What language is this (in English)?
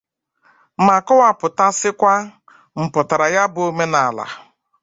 Igbo